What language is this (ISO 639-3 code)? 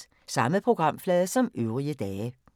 dan